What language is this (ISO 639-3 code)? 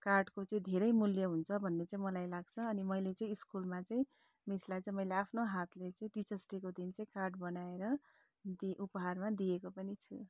nep